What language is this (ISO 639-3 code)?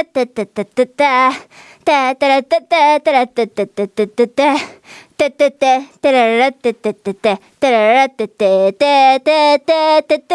jpn